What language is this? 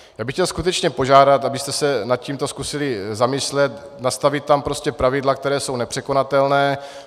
Czech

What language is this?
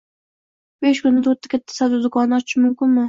Uzbek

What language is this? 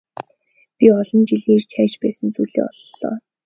Mongolian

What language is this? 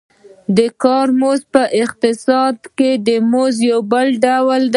Pashto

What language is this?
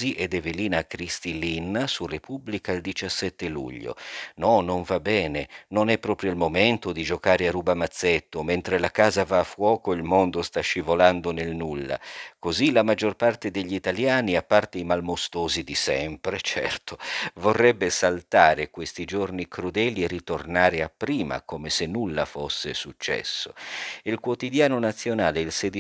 Italian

